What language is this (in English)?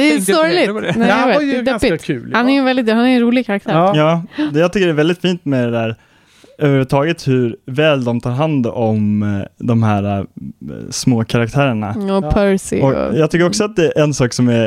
Swedish